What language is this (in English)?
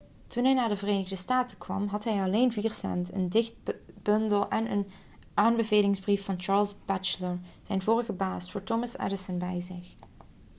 Dutch